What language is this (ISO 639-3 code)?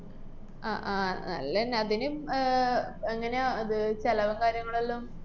mal